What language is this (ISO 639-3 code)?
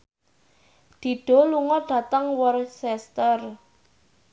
jav